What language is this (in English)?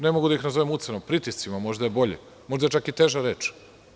Serbian